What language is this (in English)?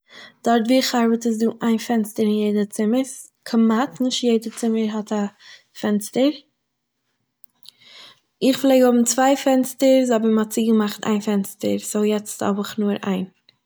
Yiddish